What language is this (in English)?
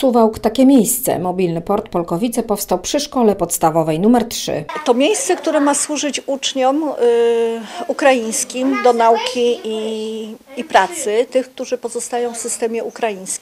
Polish